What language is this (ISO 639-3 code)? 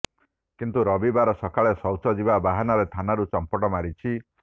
ori